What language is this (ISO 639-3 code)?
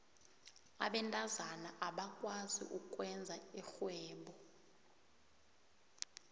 nbl